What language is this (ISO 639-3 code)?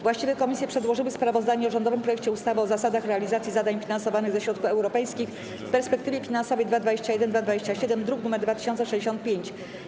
pol